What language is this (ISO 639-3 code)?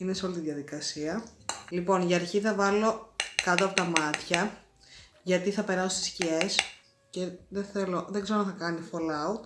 ell